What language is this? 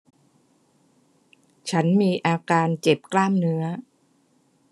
Thai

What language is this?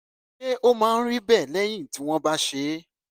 Yoruba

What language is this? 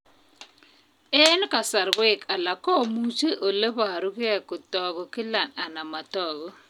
Kalenjin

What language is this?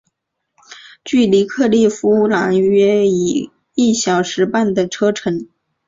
Chinese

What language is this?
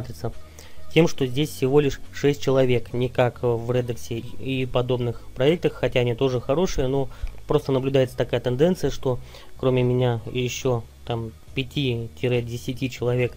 Russian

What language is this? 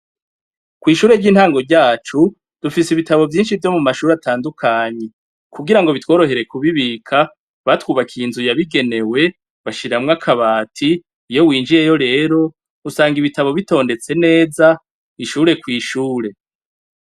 Rundi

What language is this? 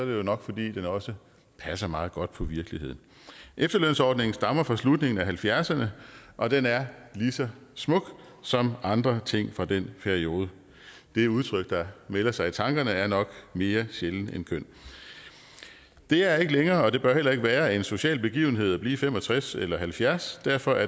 Danish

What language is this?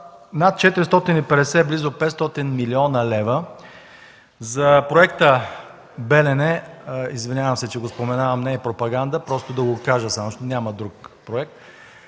Bulgarian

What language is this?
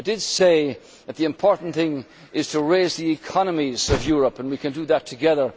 English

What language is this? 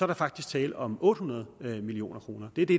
Danish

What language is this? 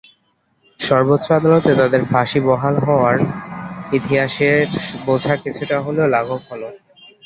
Bangla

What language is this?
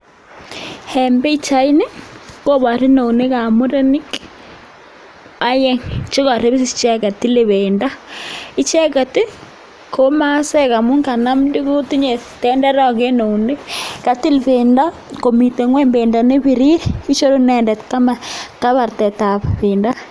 Kalenjin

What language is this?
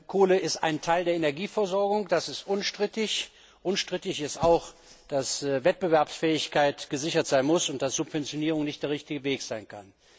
German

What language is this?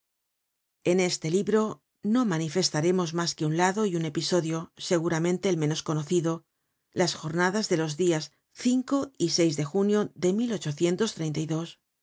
Spanish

